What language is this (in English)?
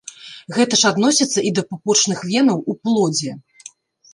Belarusian